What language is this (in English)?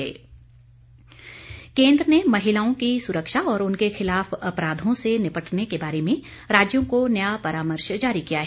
Hindi